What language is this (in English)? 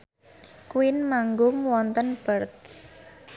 Javanese